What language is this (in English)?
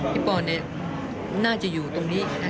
Thai